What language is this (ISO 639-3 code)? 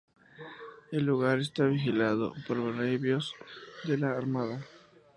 spa